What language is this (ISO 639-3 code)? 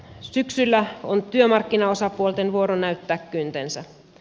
fin